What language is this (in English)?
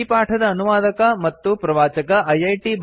Kannada